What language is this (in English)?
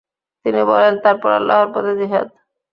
Bangla